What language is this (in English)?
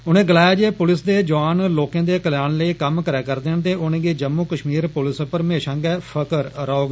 Dogri